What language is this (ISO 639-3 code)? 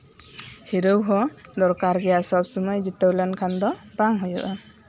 sat